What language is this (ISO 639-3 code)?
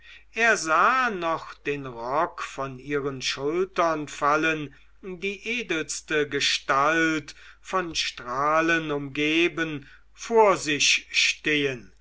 deu